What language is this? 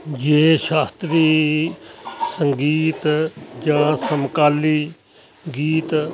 Punjabi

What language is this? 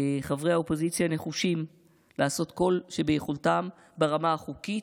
Hebrew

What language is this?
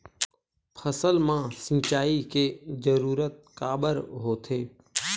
Chhattisgarhi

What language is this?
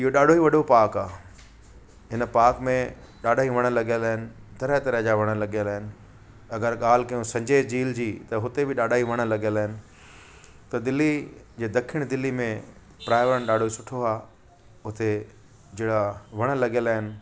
Sindhi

